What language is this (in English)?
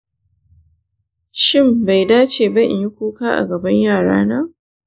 Hausa